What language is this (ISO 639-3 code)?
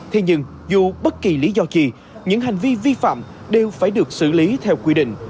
vie